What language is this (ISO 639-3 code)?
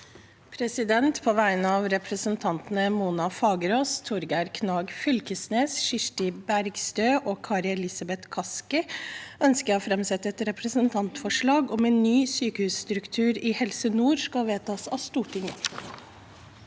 nor